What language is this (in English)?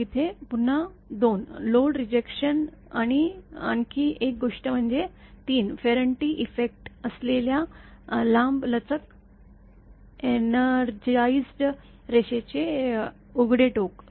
Marathi